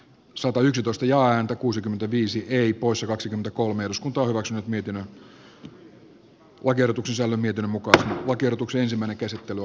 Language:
Finnish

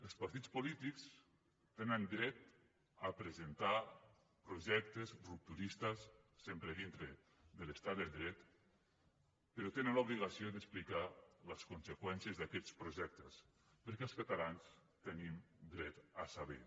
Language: Catalan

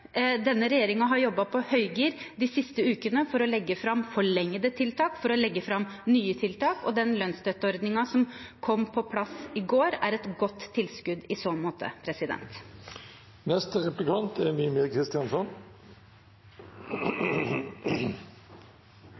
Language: Norwegian Bokmål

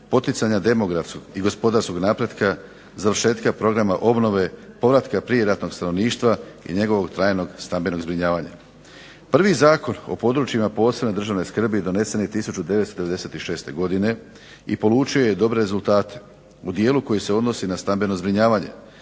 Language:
Croatian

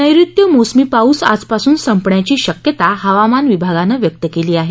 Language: Marathi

